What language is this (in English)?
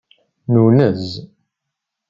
Kabyle